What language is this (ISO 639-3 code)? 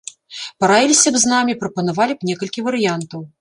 bel